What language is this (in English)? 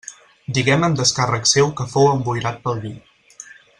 Catalan